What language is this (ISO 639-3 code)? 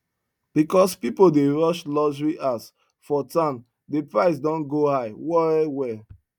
pcm